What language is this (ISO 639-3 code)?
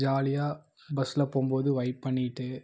tam